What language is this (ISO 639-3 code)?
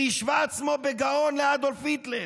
heb